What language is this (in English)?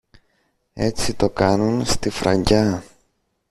Greek